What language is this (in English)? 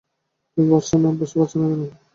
Bangla